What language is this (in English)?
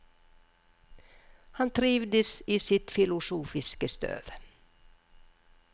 Norwegian